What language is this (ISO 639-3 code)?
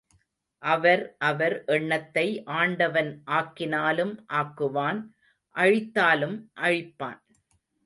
tam